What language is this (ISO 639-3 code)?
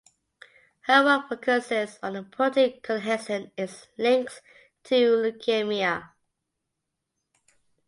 eng